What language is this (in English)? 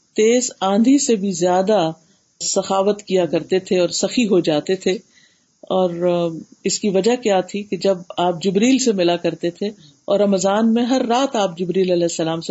Urdu